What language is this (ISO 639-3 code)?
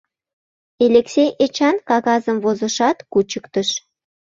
chm